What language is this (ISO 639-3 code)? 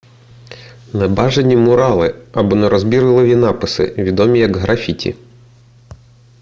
ukr